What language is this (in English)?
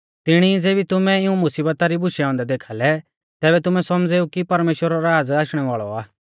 Mahasu Pahari